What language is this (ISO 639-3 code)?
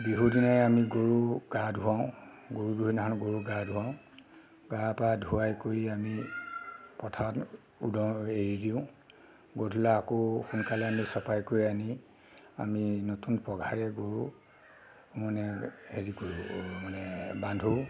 asm